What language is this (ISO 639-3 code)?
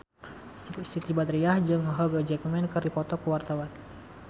sun